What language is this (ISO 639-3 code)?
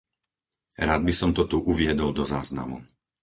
slk